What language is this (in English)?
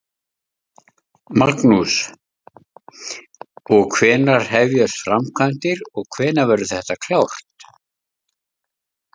Icelandic